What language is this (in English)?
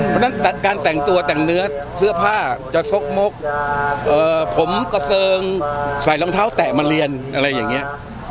Thai